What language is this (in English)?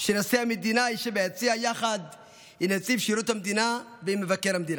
Hebrew